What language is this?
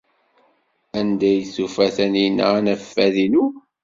Kabyle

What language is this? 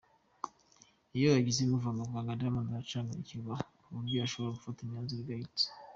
Kinyarwanda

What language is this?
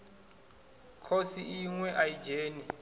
Venda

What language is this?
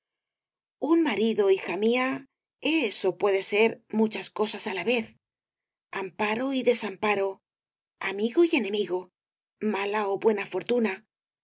Spanish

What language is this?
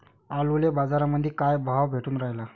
Marathi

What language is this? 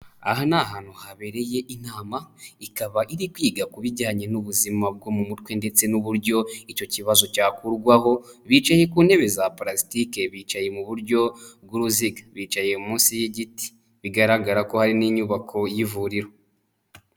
Kinyarwanda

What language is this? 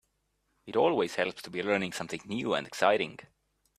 English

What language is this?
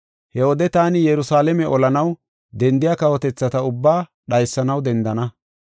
Gofa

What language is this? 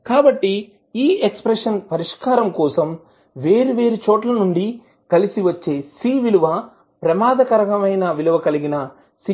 Telugu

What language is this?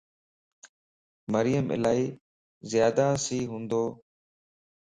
Lasi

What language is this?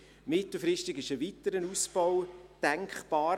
Swiss German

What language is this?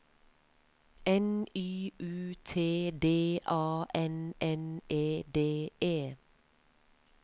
Norwegian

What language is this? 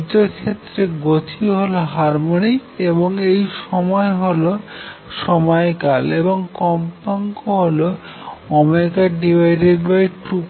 Bangla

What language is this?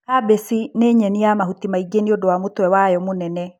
Kikuyu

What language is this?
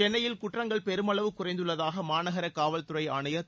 Tamil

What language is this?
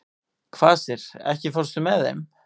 Icelandic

